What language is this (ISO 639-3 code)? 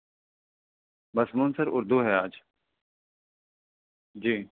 urd